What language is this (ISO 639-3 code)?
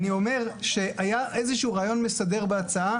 heb